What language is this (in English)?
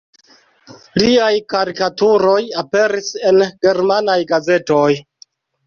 Esperanto